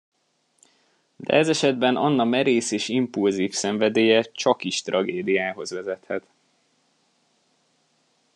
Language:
Hungarian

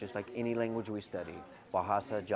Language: Indonesian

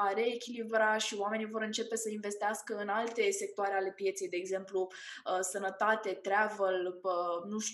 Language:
Romanian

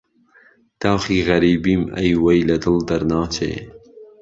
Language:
Central Kurdish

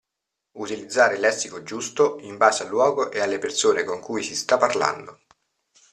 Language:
Italian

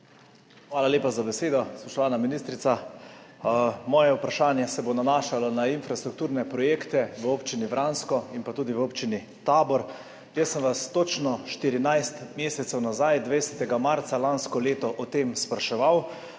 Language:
Slovenian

